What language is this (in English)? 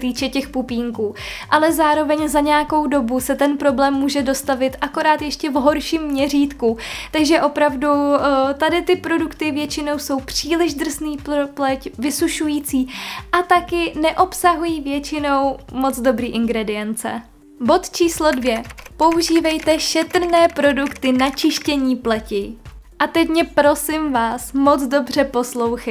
Czech